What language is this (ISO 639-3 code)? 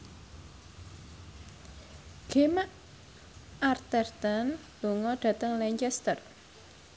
jav